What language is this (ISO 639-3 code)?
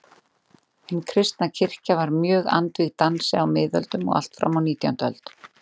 isl